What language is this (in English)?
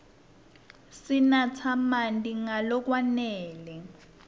Swati